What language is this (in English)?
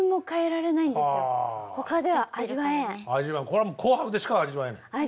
Japanese